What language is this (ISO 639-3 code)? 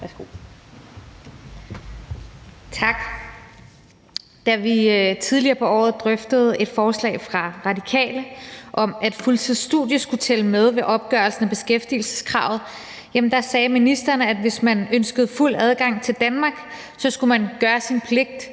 dan